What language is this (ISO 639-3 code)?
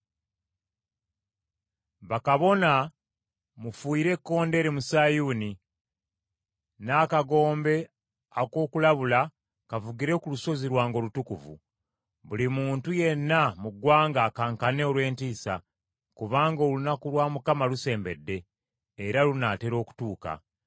lug